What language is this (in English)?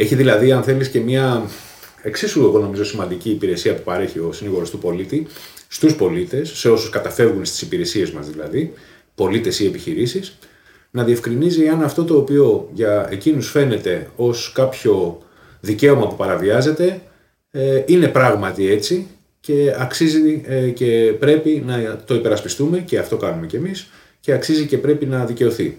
Greek